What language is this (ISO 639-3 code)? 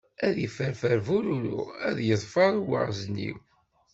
kab